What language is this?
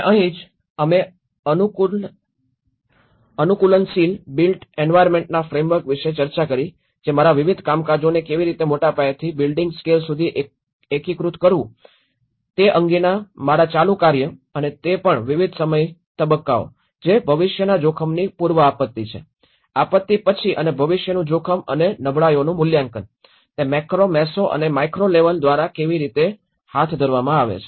Gujarati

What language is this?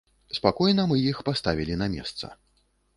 Belarusian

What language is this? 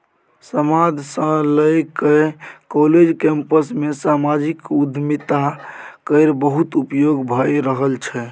Maithili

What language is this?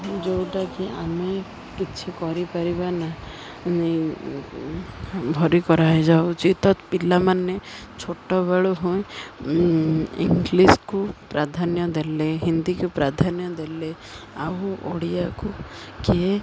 Odia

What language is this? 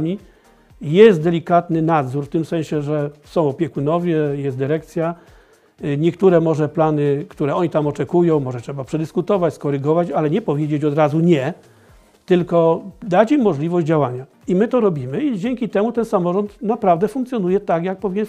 Polish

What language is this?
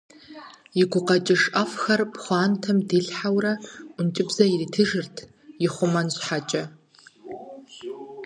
Kabardian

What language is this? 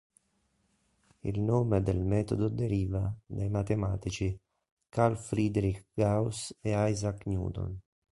Italian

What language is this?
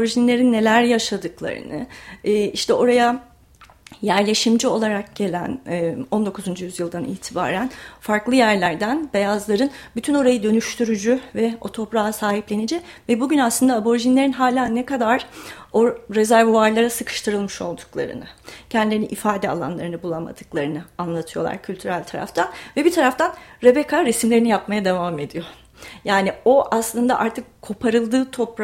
Turkish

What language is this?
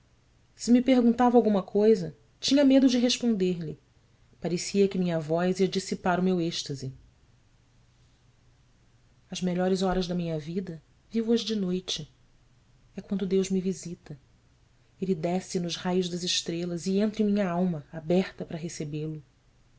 Portuguese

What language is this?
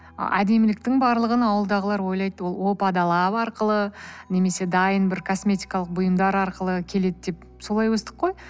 Kazakh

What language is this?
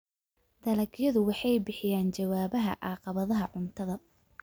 Somali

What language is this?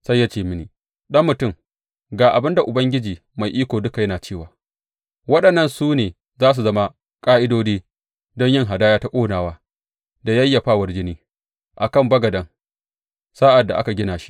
Hausa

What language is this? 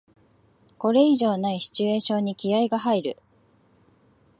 Japanese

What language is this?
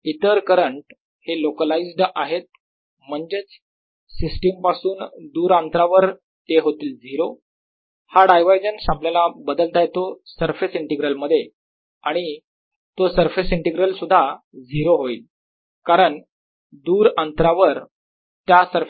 Marathi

